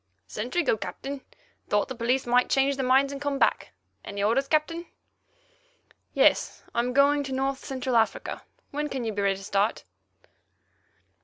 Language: English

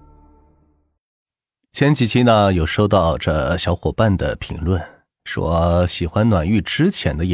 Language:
Chinese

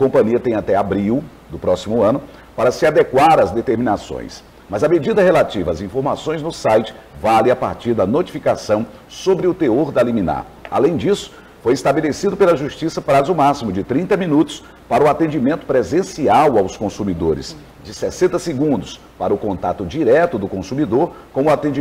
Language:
Portuguese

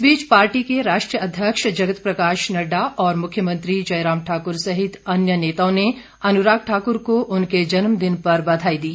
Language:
Hindi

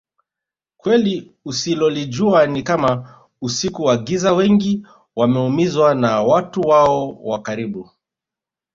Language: Swahili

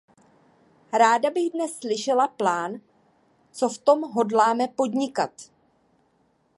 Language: Czech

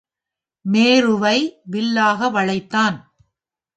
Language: Tamil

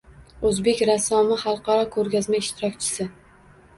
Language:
Uzbek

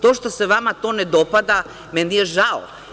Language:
Serbian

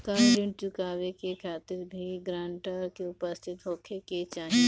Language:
Bhojpuri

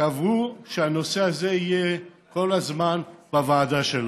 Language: Hebrew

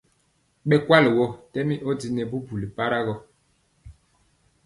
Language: Mpiemo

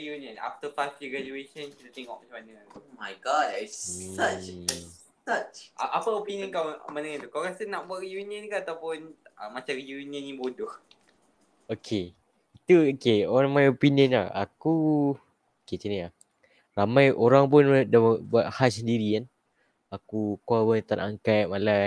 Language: Malay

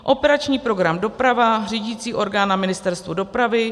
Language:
Czech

